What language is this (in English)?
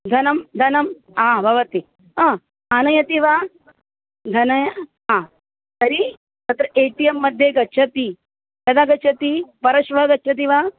Sanskrit